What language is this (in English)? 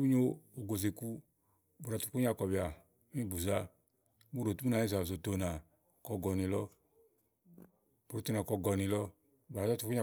Igo